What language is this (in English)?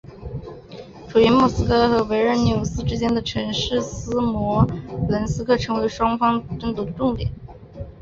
Chinese